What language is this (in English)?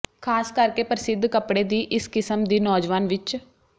Punjabi